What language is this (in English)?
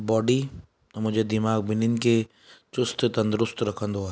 Sindhi